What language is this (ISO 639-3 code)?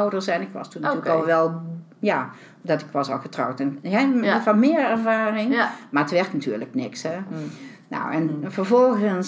nld